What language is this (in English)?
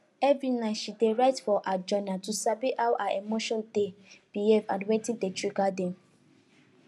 Nigerian Pidgin